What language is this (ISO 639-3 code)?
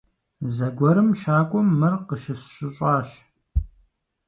kbd